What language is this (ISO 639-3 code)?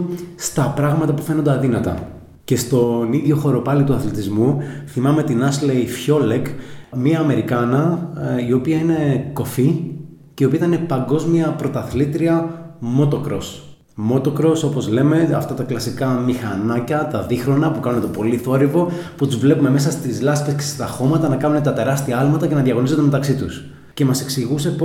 ell